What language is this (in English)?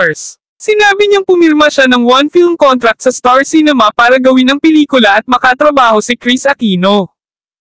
Filipino